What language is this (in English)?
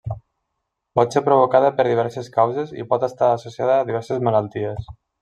Catalan